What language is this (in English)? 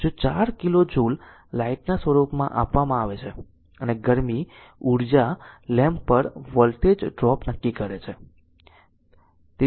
Gujarati